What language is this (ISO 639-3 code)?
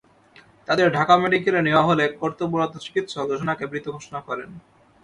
ben